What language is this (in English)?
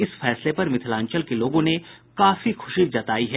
Hindi